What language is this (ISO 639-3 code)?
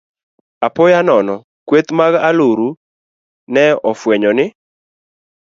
luo